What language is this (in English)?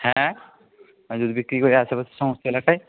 Bangla